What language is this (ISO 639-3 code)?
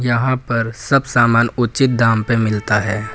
hin